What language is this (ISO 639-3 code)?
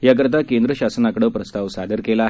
mar